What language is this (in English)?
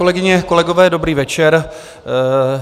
Czech